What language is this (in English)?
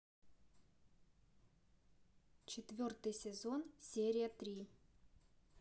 Russian